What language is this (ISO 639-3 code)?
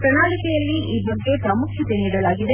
kan